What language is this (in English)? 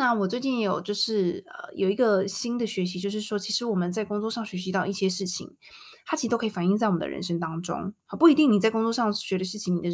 Chinese